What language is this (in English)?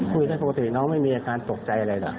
Thai